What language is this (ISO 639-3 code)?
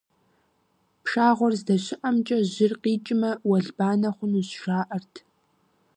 kbd